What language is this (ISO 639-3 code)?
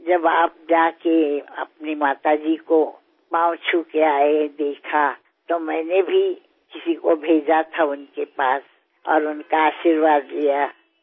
tel